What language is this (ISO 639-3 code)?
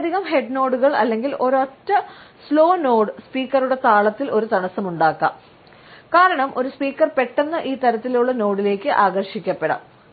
mal